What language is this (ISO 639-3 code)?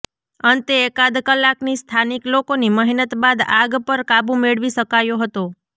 guj